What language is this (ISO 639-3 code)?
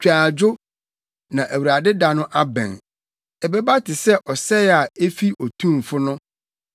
aka